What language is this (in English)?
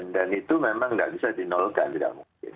Indonesian